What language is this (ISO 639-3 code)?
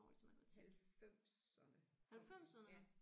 dan